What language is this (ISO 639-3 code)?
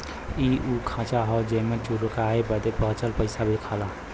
bho